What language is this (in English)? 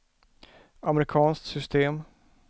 Swedish